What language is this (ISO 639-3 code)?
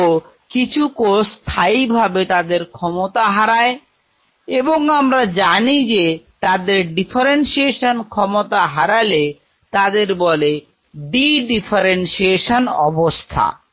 ben